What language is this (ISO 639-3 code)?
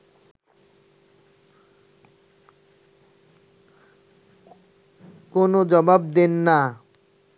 ben